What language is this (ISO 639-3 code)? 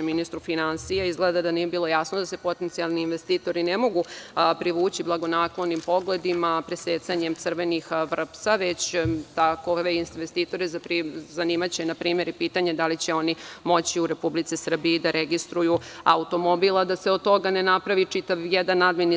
srp